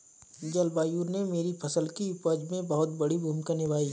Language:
Hindi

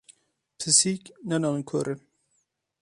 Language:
Kurdish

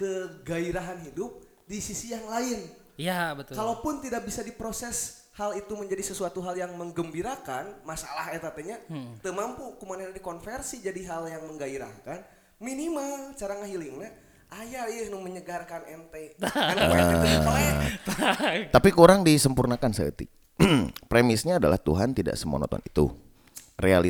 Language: Indonesian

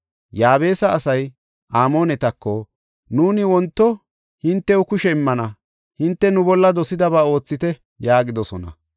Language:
Gofa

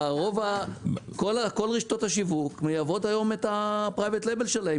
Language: Hebrew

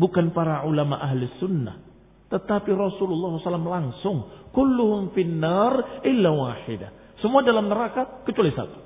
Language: Indonesian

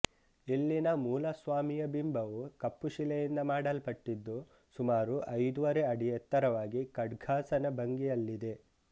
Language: Kannada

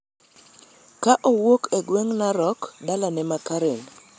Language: Luo (Kenya and Tanzania)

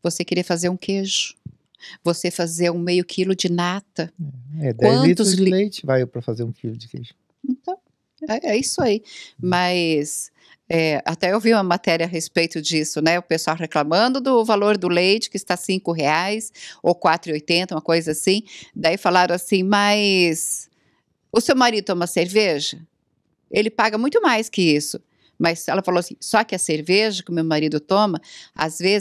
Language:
Portuguese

